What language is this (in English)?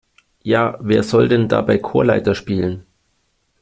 German